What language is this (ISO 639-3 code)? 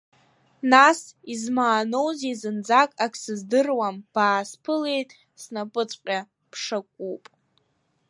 abk